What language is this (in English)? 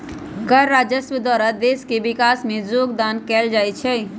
Magahi